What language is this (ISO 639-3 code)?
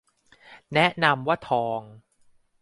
tha